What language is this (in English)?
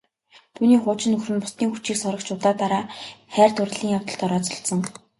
Mongolian